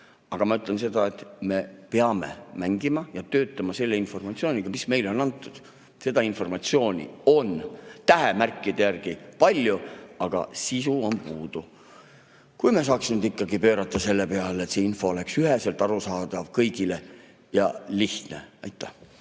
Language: Estonian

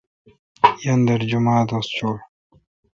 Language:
Kalkoti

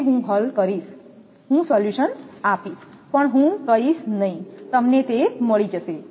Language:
Gujarati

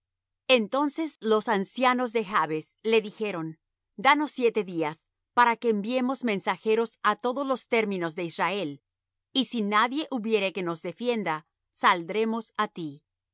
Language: Spanish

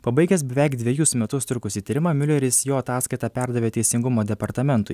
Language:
Lithuanian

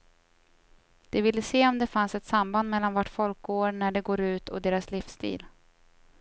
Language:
Swedish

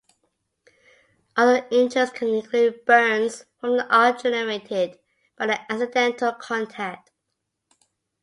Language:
English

